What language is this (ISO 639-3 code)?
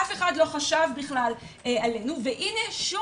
heb